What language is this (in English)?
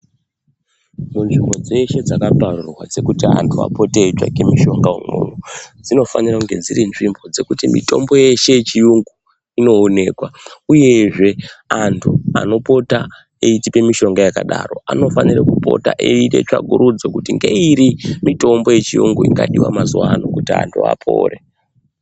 Ndau